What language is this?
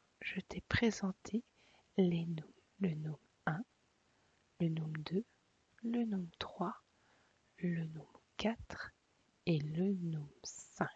French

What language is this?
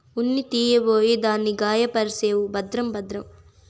Telugu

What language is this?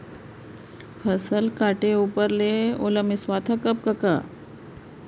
Chhattisgarhi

